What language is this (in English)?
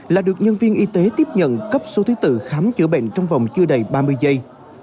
Vietnamese